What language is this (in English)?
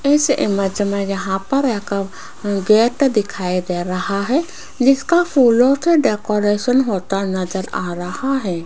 Hindi